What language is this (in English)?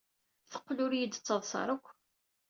Kabyle